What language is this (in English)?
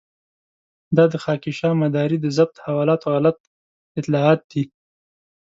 Pashto